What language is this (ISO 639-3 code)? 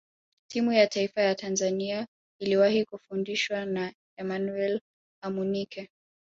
swa